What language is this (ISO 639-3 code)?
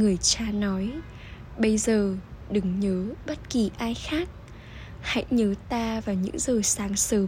vie